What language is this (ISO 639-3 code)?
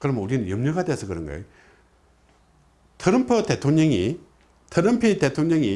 kor